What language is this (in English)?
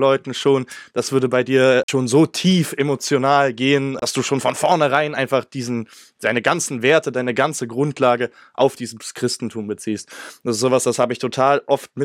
German